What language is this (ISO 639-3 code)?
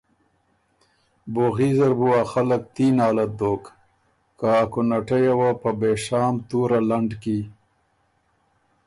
oru